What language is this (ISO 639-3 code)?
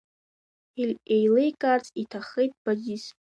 abk